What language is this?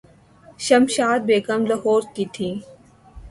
Urdu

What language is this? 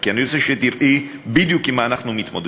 Hebrew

